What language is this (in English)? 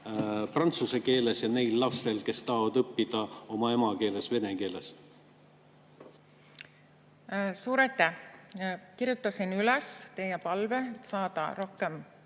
Estonian